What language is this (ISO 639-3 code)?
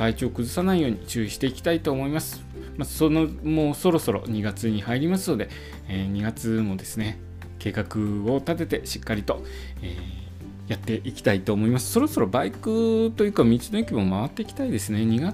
jpn